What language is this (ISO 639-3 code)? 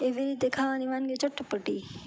guj